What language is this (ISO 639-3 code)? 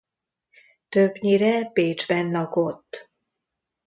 hun